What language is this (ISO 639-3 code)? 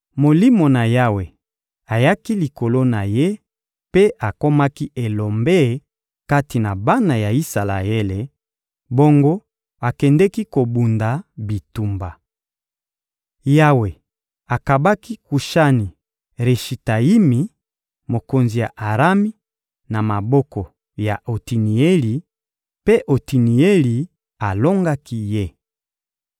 lin